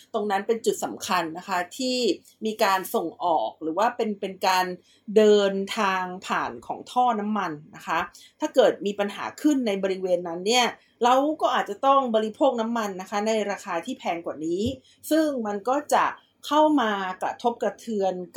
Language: Thai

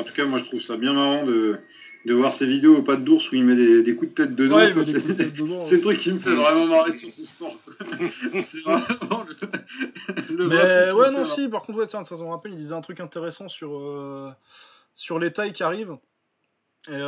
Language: French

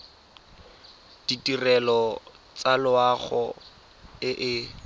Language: Tswana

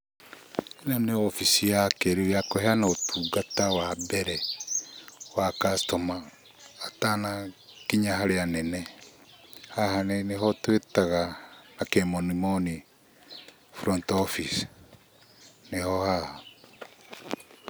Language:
Kikuyu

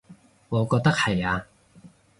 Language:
Cantonese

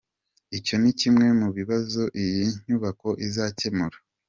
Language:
Kinyarwanda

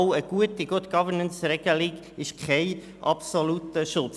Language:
Swiss German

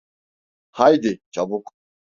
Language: Turkish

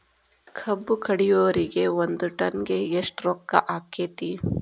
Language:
Kannada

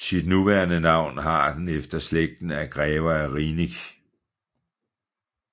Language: Danish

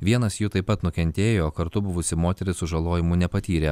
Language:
Lithuanian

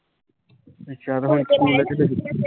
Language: Punjabi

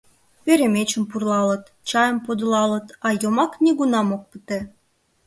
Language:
Mari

